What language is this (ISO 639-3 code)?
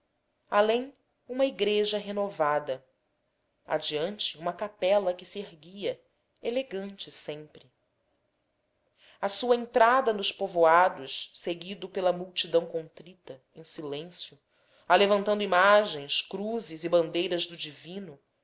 por